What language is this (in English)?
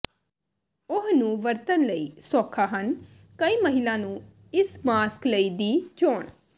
Punjabi